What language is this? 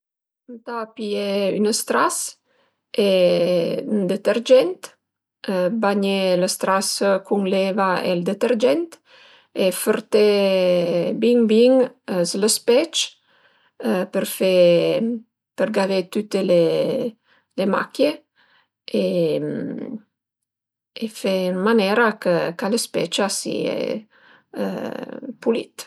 Piedmontese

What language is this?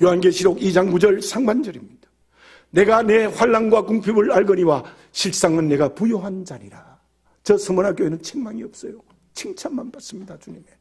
Korean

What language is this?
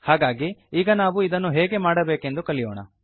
Kannada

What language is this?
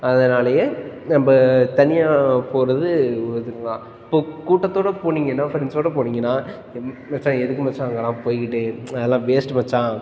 Tamil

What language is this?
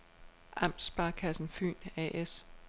Danish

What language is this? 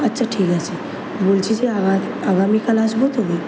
Bangla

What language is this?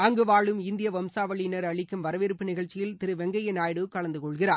Tamil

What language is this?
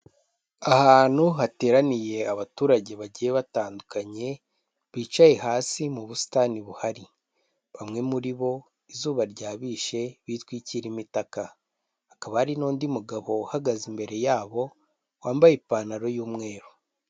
Kinyarwanda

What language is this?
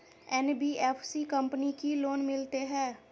Maithili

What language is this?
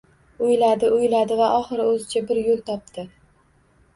Uzbek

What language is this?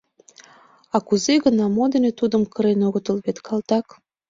Mari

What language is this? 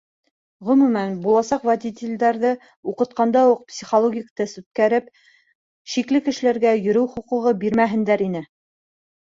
Bashkir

